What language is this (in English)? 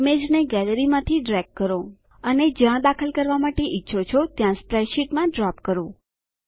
Gujarati